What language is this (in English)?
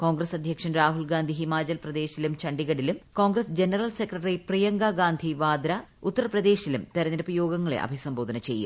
Malayalam